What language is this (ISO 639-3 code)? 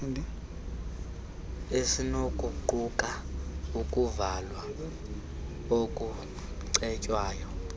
xho